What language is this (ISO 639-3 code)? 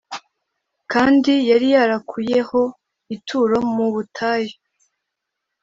kin